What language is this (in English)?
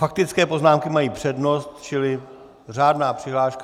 Czech